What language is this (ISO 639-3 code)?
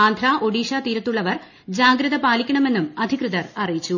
mal